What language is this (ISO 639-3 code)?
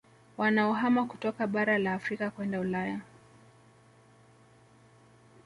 swa